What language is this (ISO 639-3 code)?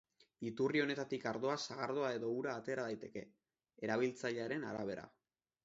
eus